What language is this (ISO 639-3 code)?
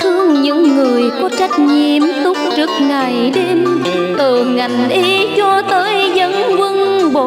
vie